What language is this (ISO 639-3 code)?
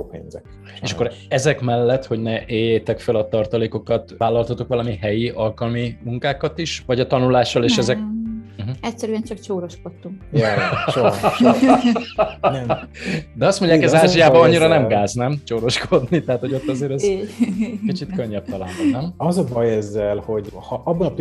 hun